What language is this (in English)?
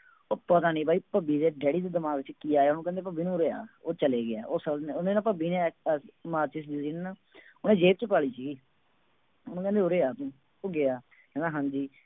Punjabi